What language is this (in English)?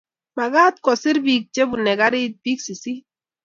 Kalenjin